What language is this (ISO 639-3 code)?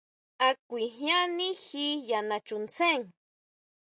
mau